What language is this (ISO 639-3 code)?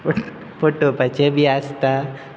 kok